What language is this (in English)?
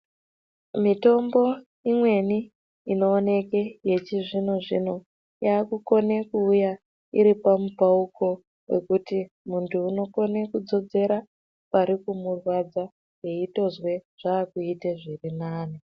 Ndau